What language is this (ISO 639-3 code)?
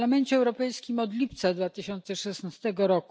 pol